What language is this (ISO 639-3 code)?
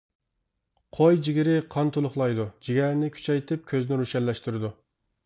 uig